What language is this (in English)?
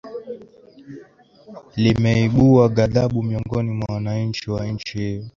Swahili